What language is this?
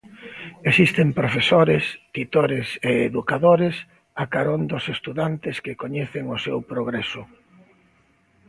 Galician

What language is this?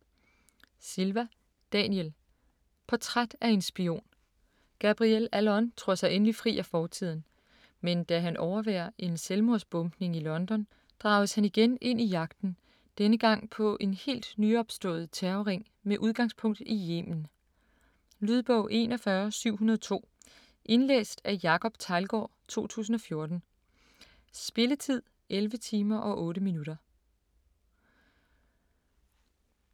Danish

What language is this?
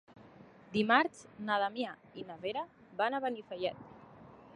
Catalan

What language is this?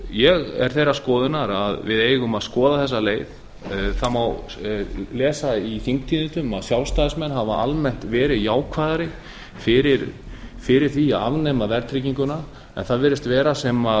Icelandic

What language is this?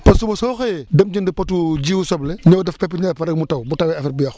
Wolof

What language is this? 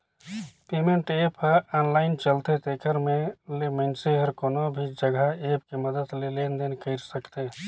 Chhattisgarhi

